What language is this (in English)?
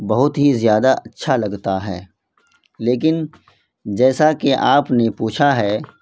Urdu